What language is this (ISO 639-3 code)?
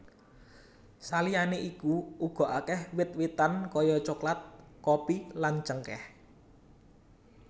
jav